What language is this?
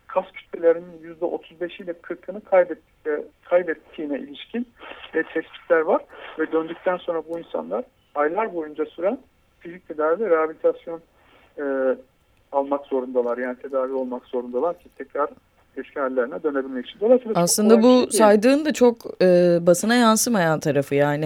Turkish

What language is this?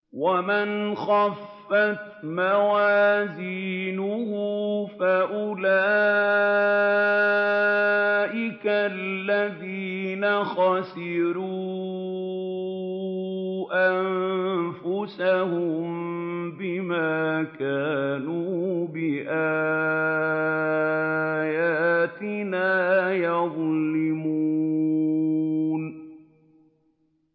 Arabic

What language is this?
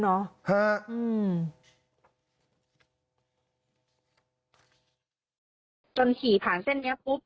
Thai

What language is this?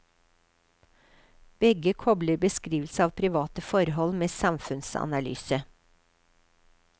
Norwegian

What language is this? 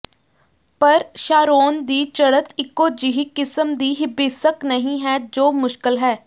Punjabi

